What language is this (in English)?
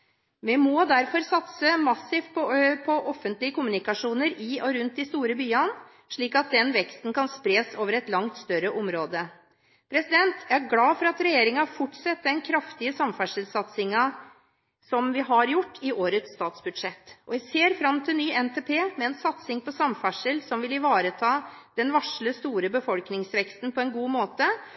Norwegian Bokmål